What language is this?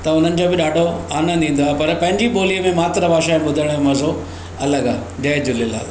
Sindhi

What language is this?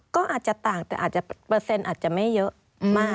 Thai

